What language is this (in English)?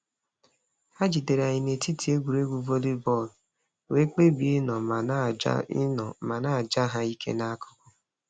Igbo